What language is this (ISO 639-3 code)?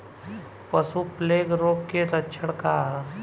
bho